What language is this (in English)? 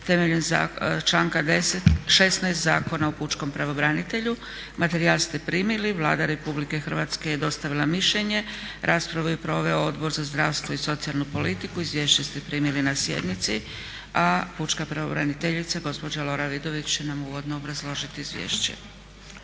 Croatian